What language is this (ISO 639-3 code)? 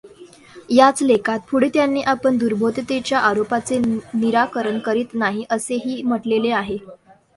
mar